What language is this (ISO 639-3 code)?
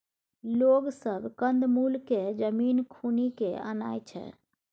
mai